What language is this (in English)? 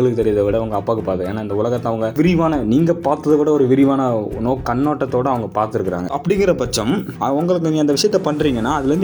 Tamil